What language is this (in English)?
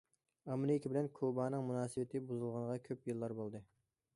Uyghur